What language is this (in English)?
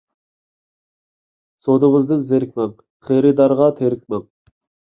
Uyghur